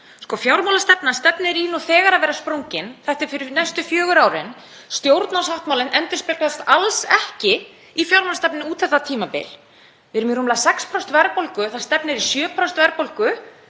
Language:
Icelandic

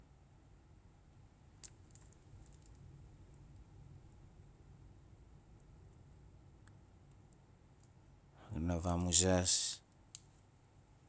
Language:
Nalik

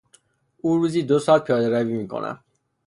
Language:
Persian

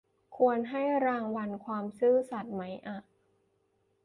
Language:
Thai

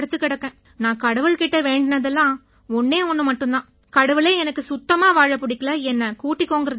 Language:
Tamil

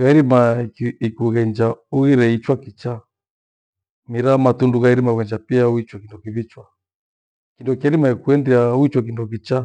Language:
Gweno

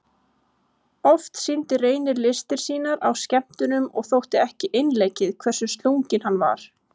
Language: Icelandic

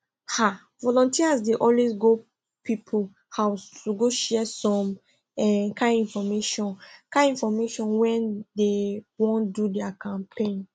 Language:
Nigerian Pidgin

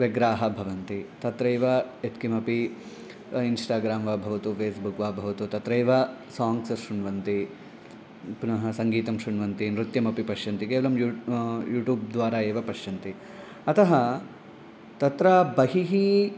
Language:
Sanskrit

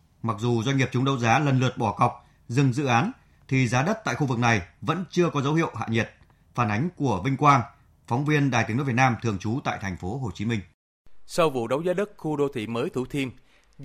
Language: Vietnamese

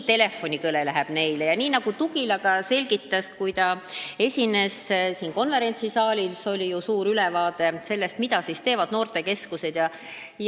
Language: Estonian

